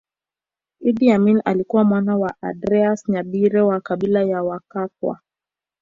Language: Swahili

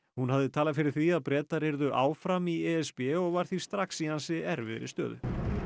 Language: Icelandic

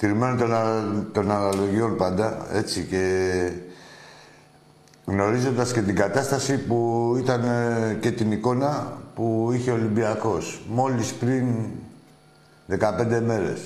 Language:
Greek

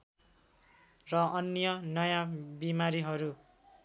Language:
Nepali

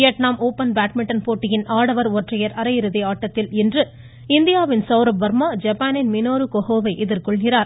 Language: Tamil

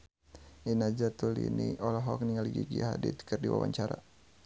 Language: Sundanese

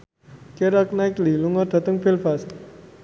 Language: Javanese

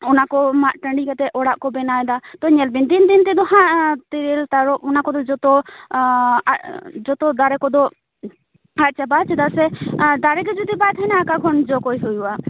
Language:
Santali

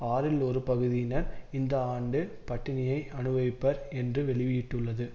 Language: Tamil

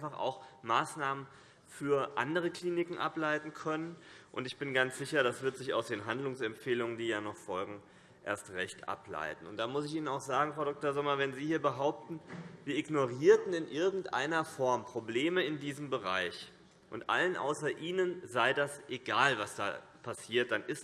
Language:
German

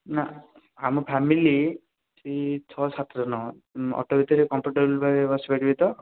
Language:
Odia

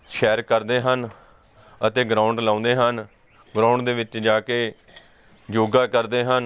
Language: Punjabi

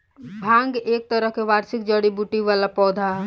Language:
Bhojpuri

